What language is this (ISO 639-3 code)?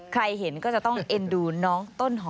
tha